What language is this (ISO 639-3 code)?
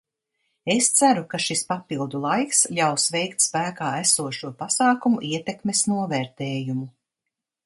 lav